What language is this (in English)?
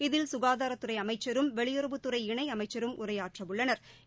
Tamil